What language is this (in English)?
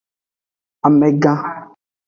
Aja (Benin)